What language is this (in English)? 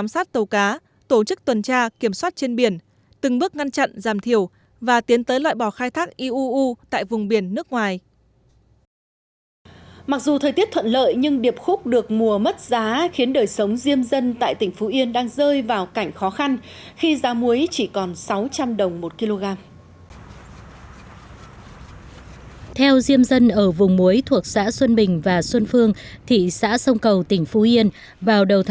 Vietnamese